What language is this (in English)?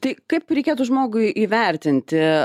Lithuanian